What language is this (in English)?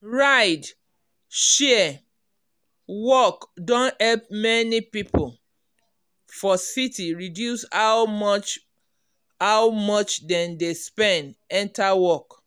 Nigerian Pidgin